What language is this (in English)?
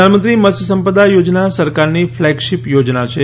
Gujarati